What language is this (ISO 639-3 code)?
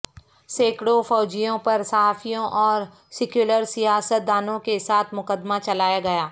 urd